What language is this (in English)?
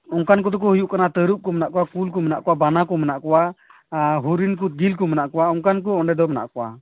Santali